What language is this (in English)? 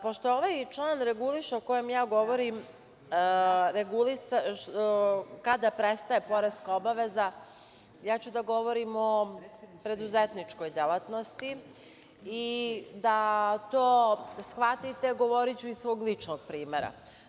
Serbian